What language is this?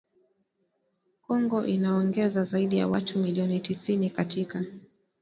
Swahili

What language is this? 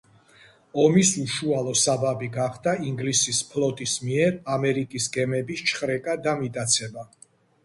Georgian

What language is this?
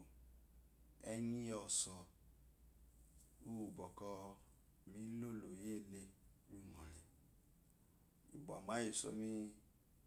Eloyi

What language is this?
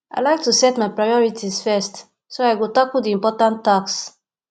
Nigerian Pidgin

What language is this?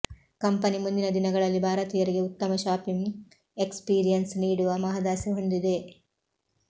Kannada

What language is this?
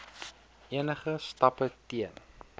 Afrikaans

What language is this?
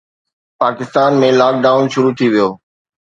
Sindhi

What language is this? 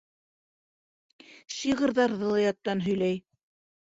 Bashkir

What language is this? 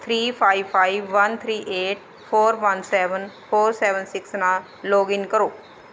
Punjabi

